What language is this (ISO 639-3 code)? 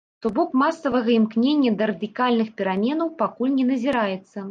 bel